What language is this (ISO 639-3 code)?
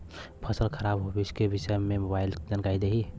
bho